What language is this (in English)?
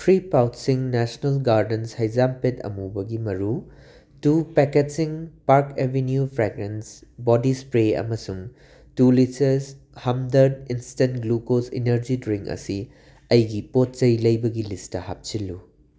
Manipuri